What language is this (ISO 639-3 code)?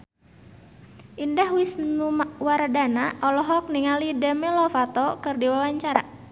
sun